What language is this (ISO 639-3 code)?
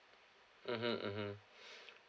eng